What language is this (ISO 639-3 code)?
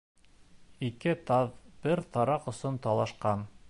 bak